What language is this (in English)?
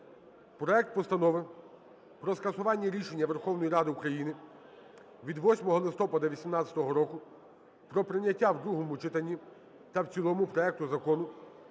Ukrainian